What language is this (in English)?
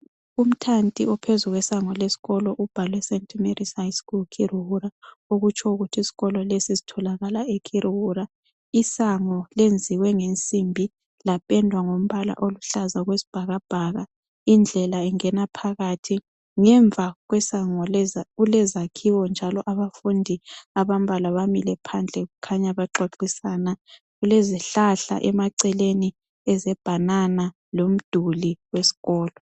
North Ndebele